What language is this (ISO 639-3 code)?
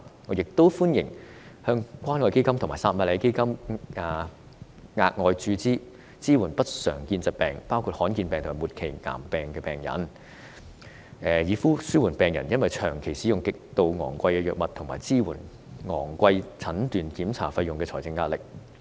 yue